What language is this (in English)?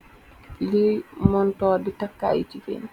Wolof